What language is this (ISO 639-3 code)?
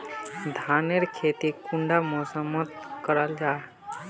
mag